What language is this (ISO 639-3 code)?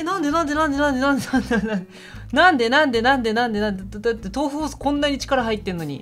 jpn